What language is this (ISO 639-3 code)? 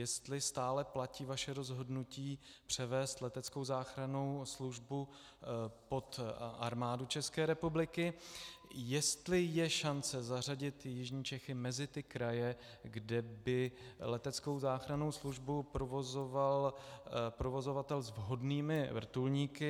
ces